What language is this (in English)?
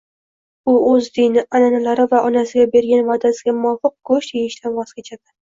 Uzbek